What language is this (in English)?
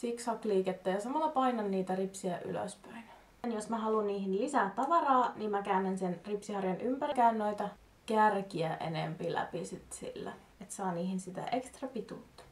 Finnish